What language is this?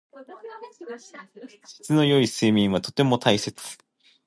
Japanese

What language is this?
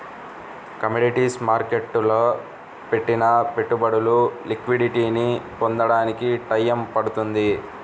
Telugu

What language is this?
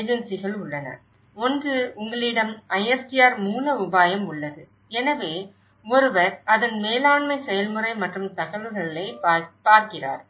Tamil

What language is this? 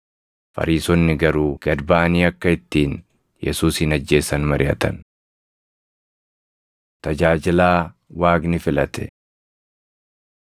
Oromo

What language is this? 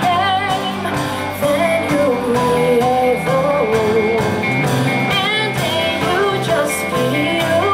English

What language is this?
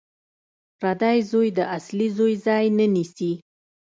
Pashto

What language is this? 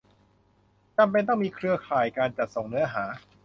Thai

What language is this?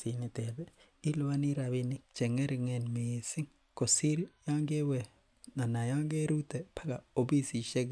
Kalenjin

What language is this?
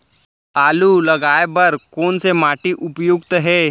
Chhattisgarhi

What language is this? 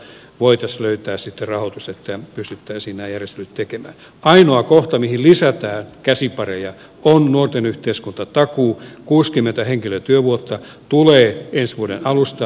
Finnish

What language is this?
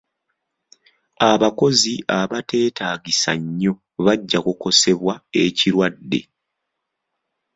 Ganda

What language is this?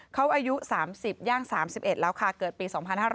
Thai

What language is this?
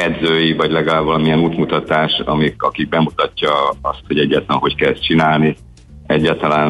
Hungarian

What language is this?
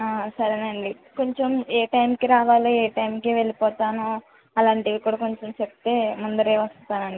Telugu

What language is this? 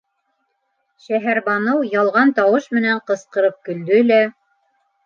Bashkir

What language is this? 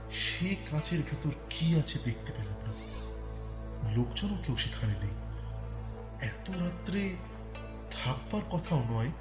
Bangla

